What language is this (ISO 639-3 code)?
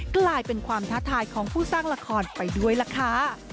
tha